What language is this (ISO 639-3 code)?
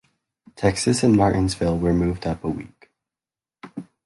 eng